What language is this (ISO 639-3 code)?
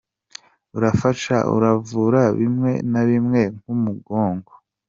kin